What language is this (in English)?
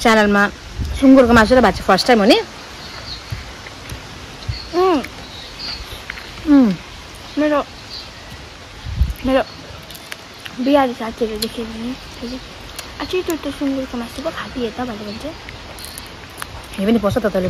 Indonesian